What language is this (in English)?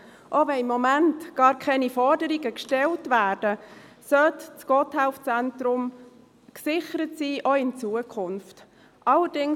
Swiss German